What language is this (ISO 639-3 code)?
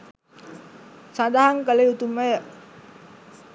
sin